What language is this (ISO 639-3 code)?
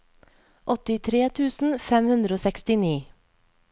nor